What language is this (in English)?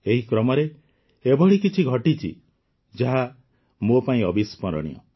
Odia